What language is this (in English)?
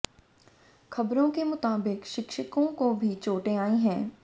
Hindi